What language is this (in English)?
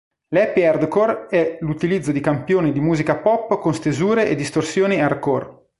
Italian